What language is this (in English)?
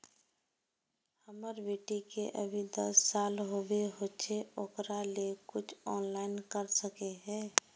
Magahi